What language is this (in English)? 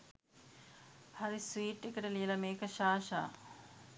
Sinhala